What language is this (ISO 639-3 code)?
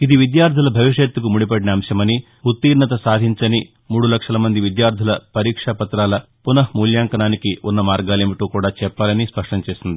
tel